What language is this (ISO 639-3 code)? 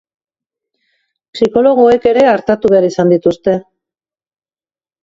eus